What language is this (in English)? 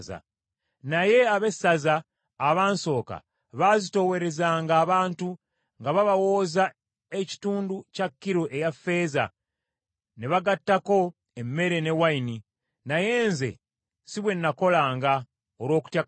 Ganda